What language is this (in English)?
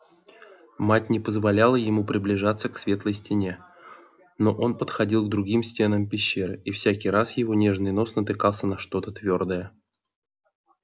Russian